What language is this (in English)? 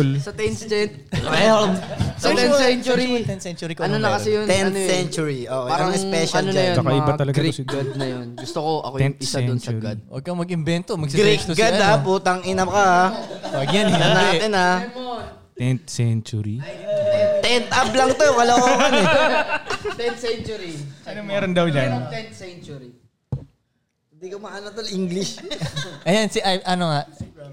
Filipino